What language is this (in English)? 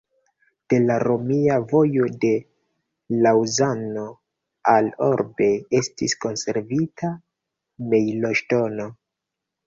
Esperanto